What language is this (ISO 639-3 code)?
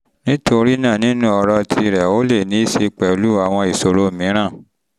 yor